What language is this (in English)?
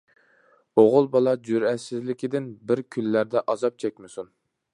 Uyghur